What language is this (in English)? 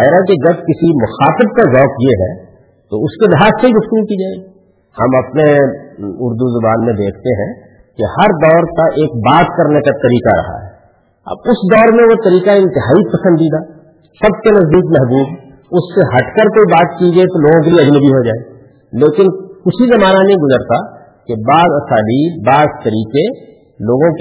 Urdu